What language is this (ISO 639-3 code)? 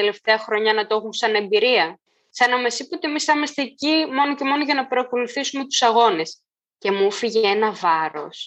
ell